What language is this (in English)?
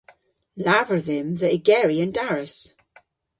Cornish